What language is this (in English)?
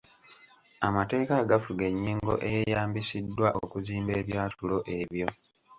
Ganda